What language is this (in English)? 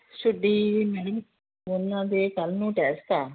Punjabi